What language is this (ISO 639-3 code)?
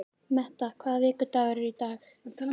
isl